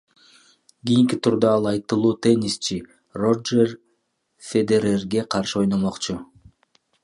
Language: Kyrgyz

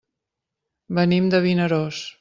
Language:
Catalan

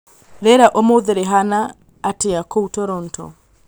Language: Kikuyu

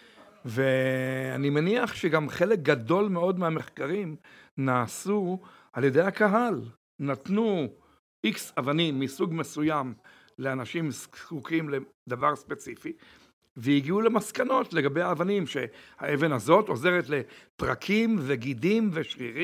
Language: Hebrew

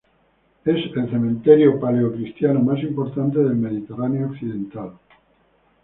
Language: Spanish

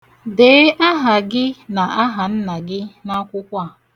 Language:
Igbo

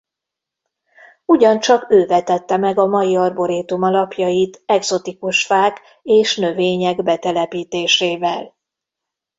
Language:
Hungarian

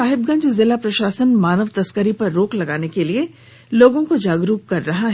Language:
Hindi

